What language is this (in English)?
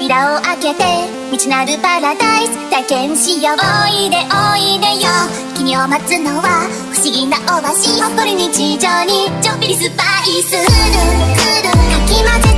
Indonesian